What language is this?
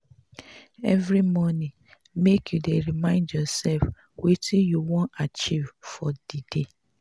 Nigerian Pidgin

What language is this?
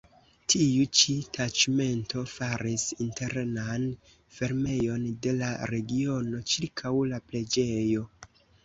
Esperanto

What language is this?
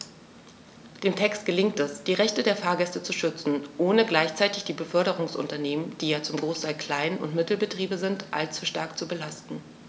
German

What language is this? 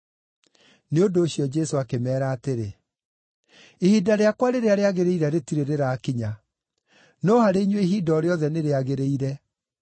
Kikuyu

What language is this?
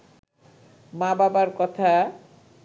Bangla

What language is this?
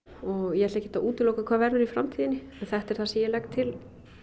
Icelandic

